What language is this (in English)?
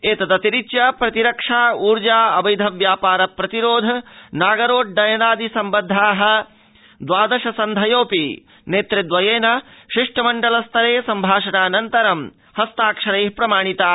Sanskrit